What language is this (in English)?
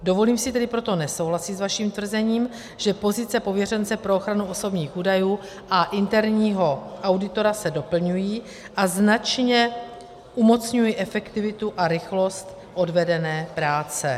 Czech